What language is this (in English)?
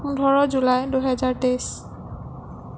Assamese